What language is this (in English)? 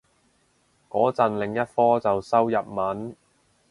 Cantonese